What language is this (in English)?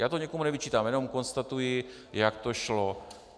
Czech